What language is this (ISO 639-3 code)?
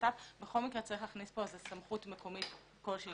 heb